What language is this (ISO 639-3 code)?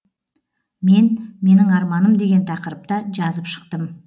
kaz